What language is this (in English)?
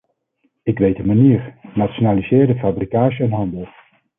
Dutch